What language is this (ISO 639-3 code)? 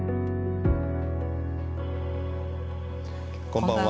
jpn